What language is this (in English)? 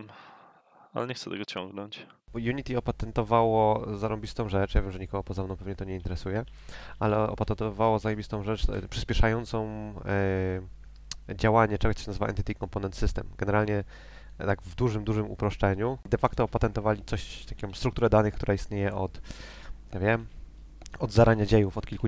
Polish